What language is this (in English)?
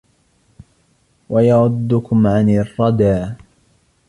Arabic